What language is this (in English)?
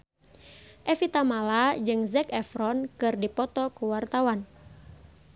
Sundanese